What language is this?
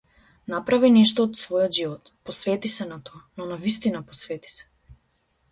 Macedonian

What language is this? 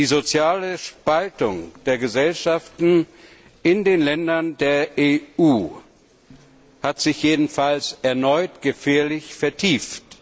German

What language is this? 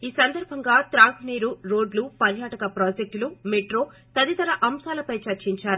Telugu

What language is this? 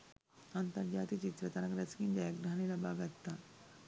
Sinhala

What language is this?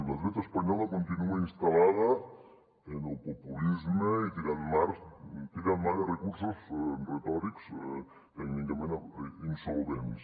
Catalan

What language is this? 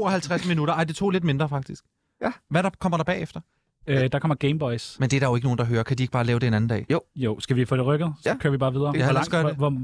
Danish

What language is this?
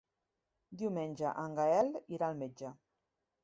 Catalan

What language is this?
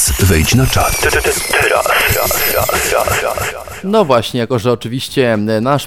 Polish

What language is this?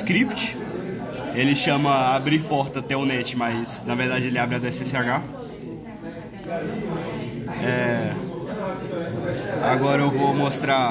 Portuguese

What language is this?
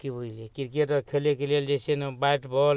Maithili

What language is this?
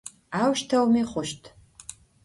Adyghe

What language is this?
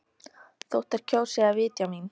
Icelandic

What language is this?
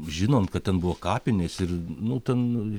Lithuanian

